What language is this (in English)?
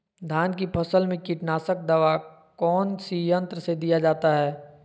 Magahi